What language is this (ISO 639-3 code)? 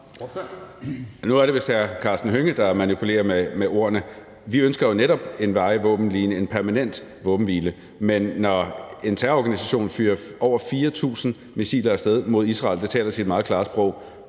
dan